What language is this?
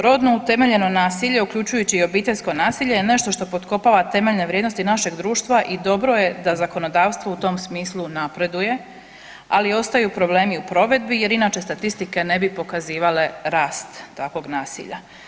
Croatian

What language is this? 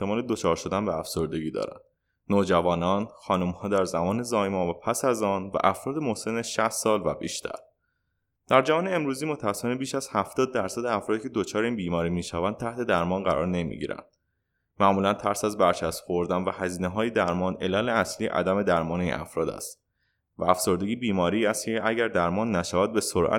Persian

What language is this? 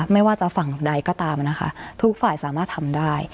Thai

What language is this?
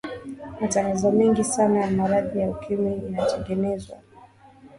Swahili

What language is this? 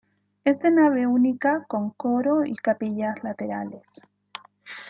Spanish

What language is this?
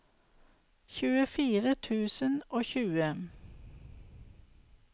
Norwegian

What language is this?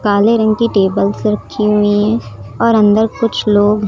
Hindi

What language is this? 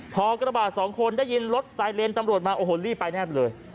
Thai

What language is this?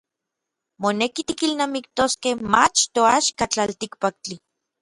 Orizaba Nahuatl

